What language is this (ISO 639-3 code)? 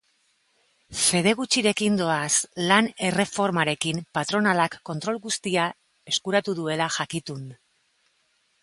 eus